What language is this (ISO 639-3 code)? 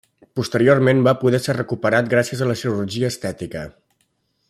cat